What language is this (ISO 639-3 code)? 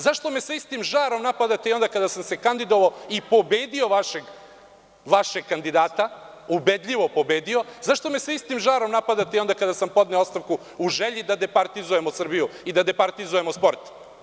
srp